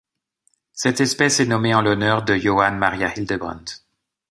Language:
French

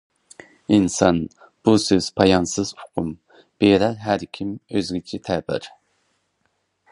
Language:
Uyghur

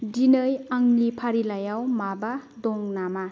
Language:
Bodo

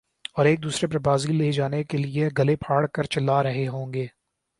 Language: Urdu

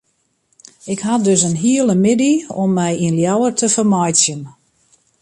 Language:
Western Frisian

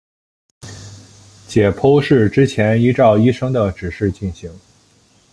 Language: Chinese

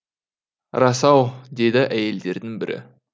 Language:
Kazakh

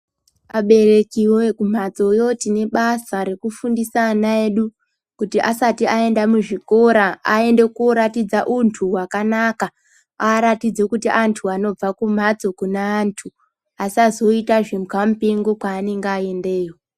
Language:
Ndau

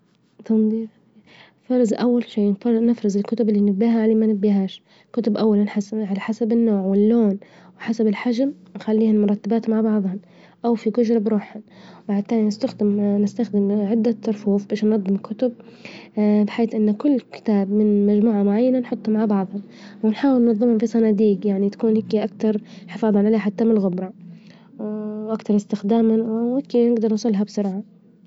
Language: Libyan Arabic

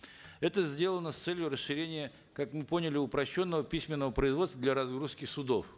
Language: Kazakh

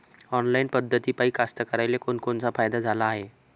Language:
Marathi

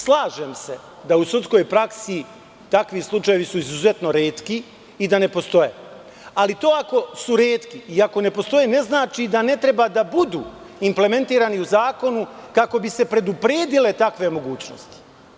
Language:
Serbian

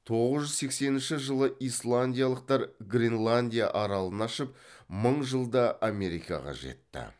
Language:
Kazakh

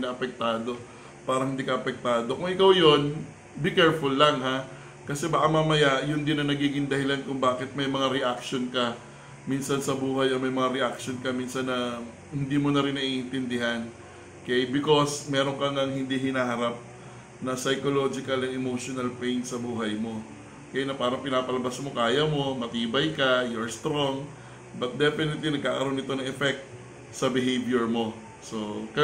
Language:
Filipino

